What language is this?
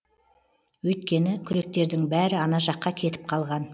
Kazakh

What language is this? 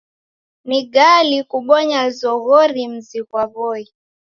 Taita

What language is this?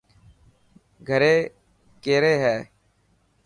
Dhatki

